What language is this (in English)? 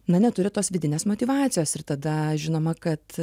Lithuanian